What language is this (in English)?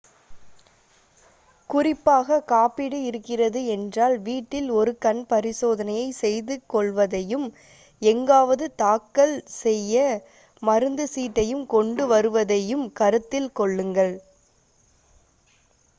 Tamil